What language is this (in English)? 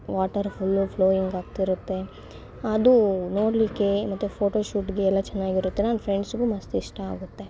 Kannada